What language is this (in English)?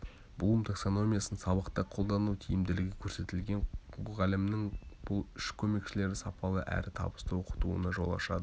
Kazakh